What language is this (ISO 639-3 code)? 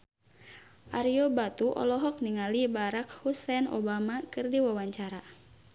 sun